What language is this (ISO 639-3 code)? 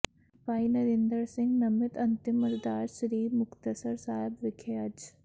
pan